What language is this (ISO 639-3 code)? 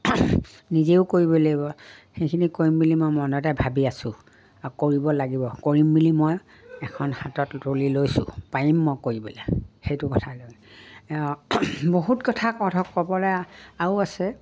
asm